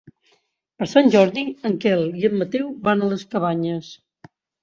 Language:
Catalan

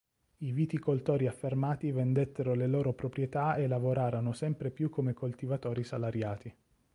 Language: Italian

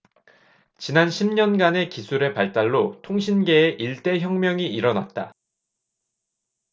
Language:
Korean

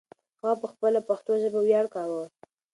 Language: Pashto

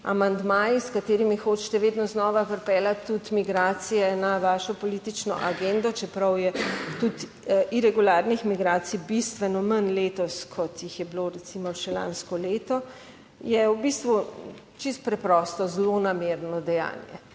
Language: Slovenian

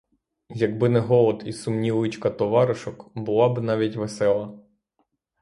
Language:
Ukrainian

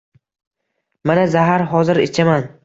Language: Uzbek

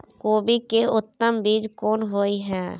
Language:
Maithili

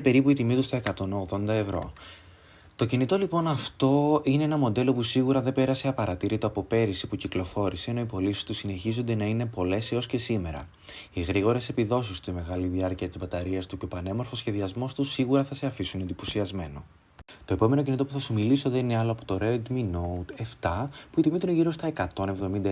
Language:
Greek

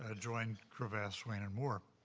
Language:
English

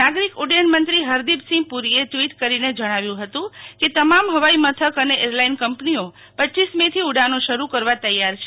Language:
Gujarati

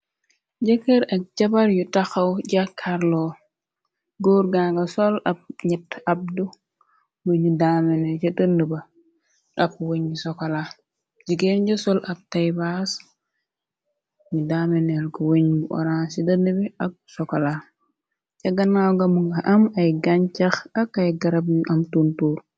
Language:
Wolof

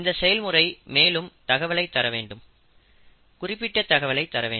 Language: Tamil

